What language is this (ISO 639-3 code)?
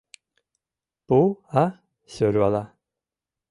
chm